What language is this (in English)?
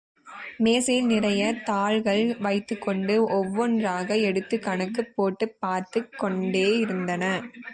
Tamil